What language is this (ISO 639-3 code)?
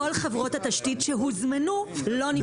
heb